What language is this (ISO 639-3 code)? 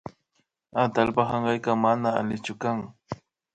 qvi